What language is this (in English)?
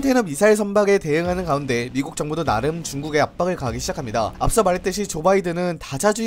Korean